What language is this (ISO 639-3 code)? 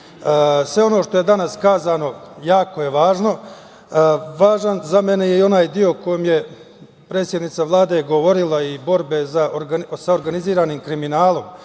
srp